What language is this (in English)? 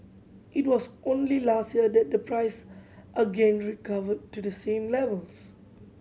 English